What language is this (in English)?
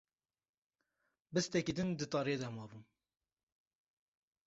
Kurdish